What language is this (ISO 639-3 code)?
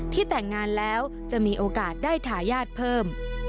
tha